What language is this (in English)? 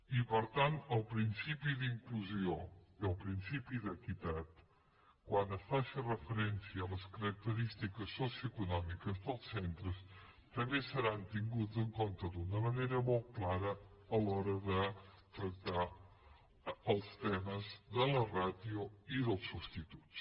Catalan